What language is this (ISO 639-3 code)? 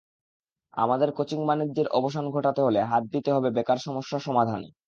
ben